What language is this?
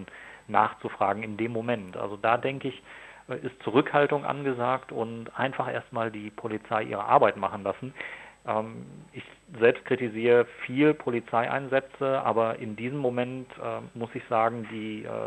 German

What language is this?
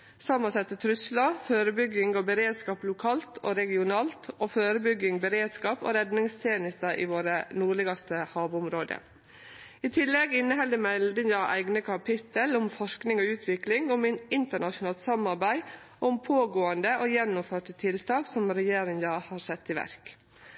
Norwegian Nynorsk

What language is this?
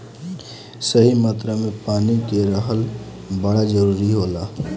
Bhojpuri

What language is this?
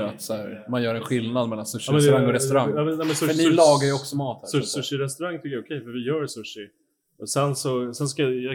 Swedish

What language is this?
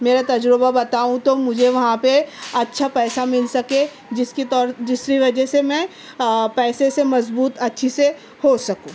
Urdu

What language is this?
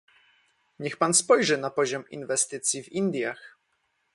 Polish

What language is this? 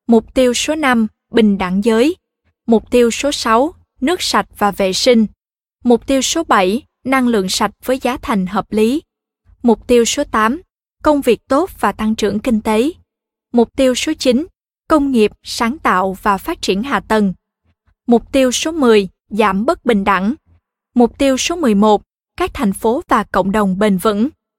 Vietnamese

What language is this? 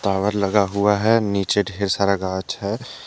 Hindi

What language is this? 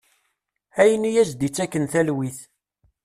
Kabyle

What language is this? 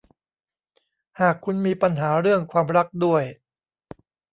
Thai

